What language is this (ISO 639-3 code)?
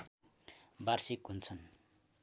nep